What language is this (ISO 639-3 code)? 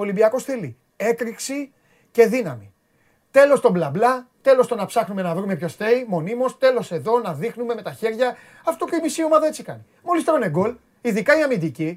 ell